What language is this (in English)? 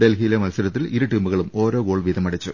Malayalam